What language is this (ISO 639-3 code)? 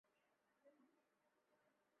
zho